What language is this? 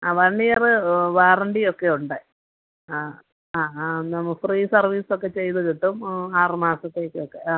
Malayalam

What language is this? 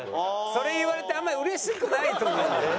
Japanese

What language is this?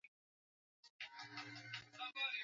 Swahili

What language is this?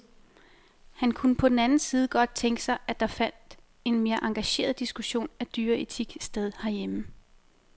Danish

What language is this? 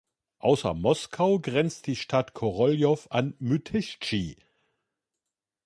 German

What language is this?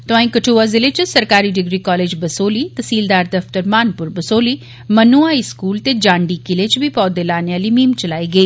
Dogri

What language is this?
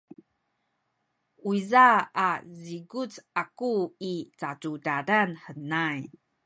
Sakizaya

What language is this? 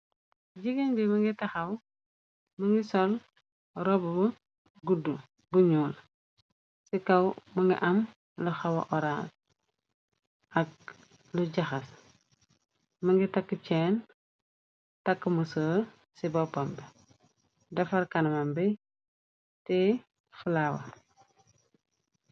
Wolof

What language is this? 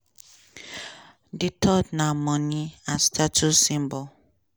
Nigerian Pidgin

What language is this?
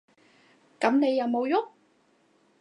Cantonese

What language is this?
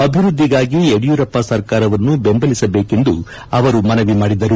Kannada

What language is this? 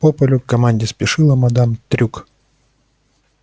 Russian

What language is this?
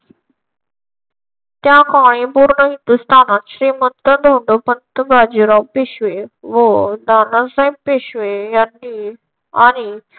Marathi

